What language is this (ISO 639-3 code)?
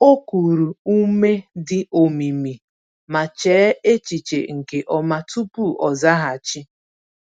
ibo